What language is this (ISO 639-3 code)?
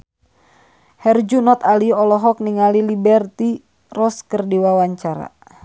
sun